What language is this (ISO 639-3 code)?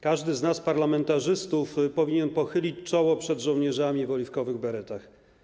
pol